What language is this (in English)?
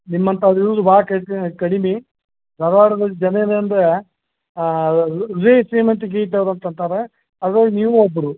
Kannada